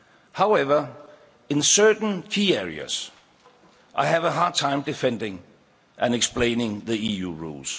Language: English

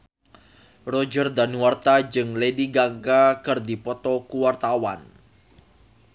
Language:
Sundanese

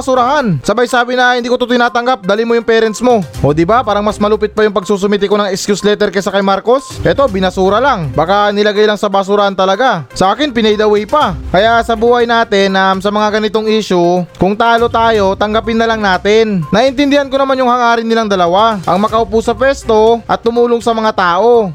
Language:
Filipino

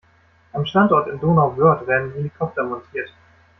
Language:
German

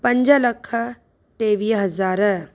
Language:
Sindhi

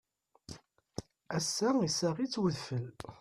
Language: Kabyle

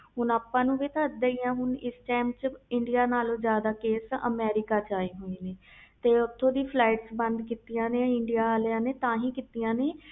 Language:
Punjabi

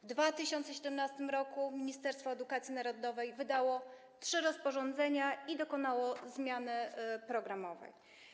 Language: Polish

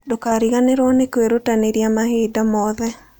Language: Kikuyu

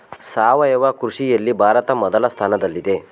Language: Kannada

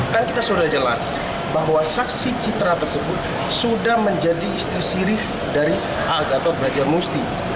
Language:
Indonesian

